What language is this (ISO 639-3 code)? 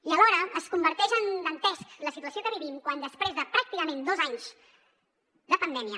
cat